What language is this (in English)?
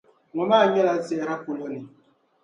Dagbani